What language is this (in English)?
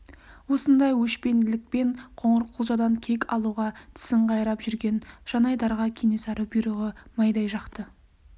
Kazakh